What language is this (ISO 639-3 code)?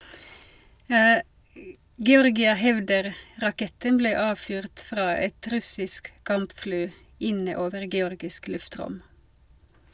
nor